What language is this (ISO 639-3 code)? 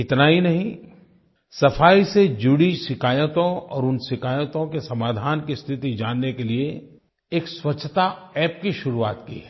hin